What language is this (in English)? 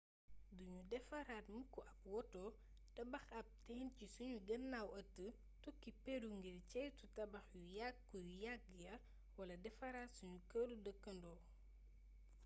Wolof